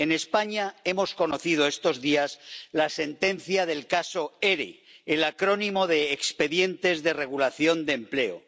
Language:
Spanish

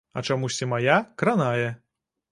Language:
Belarusian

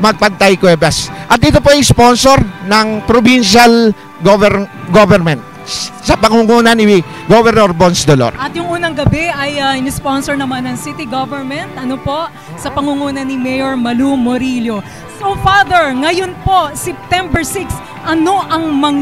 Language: Filipino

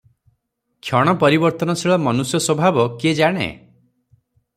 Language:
Odia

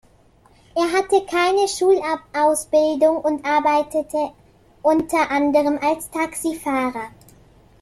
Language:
German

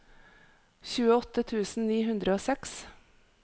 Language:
Norwegian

